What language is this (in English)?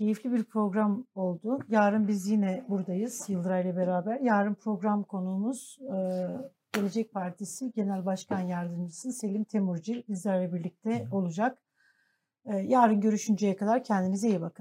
Turkish